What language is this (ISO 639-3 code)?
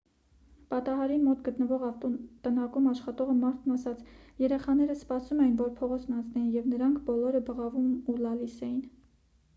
hye